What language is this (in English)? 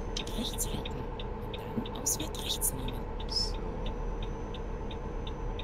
German